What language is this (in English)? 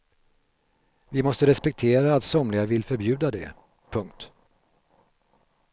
Swedish